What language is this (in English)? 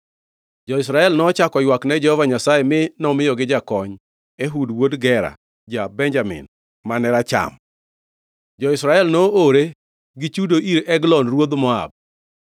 Luo (Kenya and Tanzania)